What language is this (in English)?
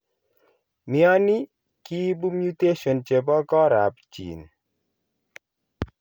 Kalenjin